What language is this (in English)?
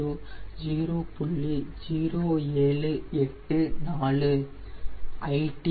Tamil